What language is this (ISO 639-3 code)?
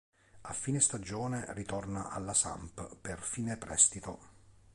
ita